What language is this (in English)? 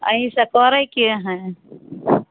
Maithili